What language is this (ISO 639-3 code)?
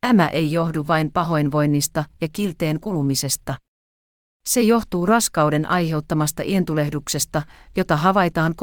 fin